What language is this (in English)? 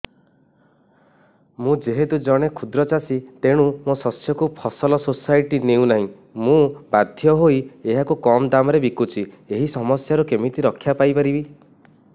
Odia